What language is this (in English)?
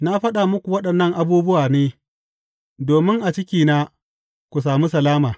Hausa